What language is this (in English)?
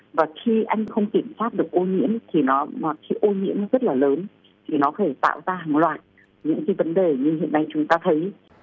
Vietnamese